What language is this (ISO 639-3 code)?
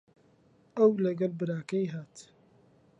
ckb